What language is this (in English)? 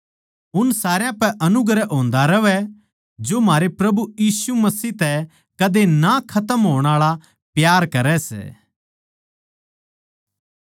Haryanvi